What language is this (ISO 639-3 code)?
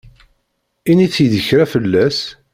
kab